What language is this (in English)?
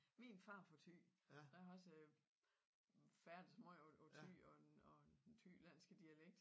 Danish